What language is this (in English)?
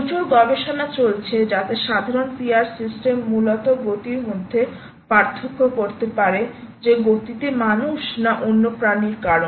Bangla